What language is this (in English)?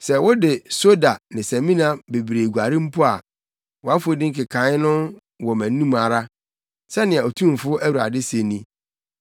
Akan